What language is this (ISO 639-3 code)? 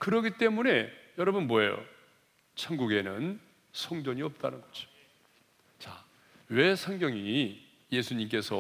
kor